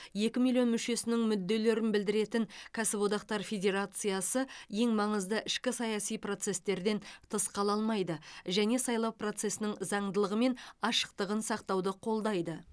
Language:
Kazakh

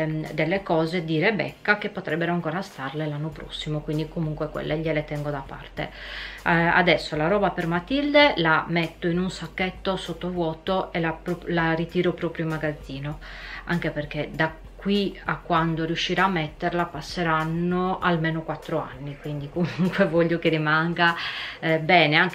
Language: Italian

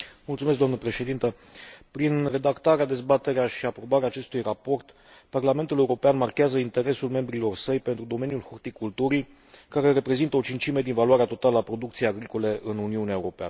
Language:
Romanian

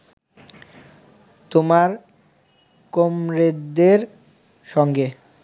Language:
Bangla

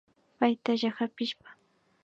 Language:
Imbabura Highland Quichua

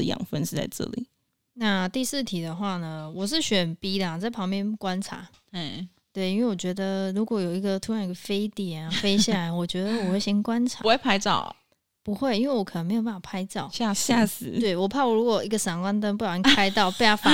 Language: Chinese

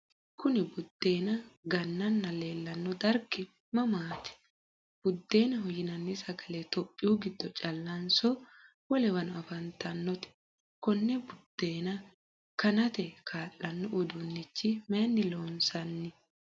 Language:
Sidamo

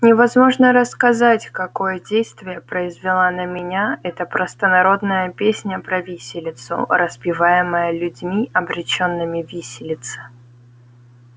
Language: Russian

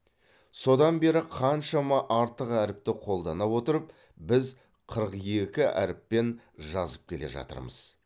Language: Kazakh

